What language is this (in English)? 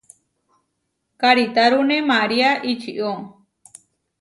Huarijio